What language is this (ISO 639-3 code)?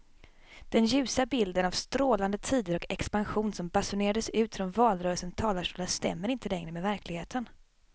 swe